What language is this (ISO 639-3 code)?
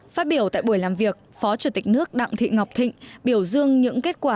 vie